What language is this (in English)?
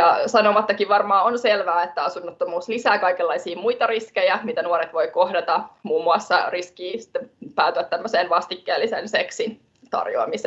Finnish